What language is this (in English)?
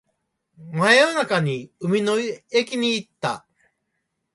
Japanese